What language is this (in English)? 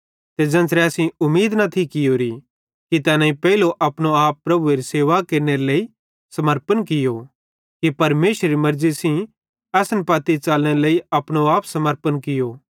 Bhadrawahi